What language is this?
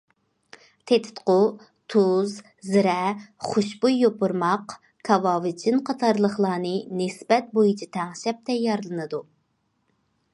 Uyghur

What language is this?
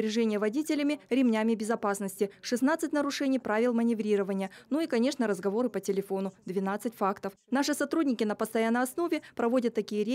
Russian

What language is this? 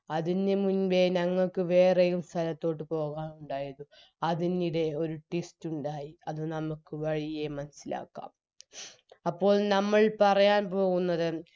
Malayalam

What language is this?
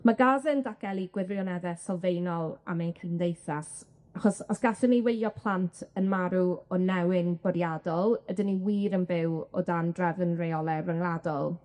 Welsh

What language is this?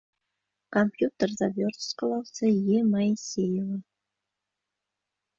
Bashkir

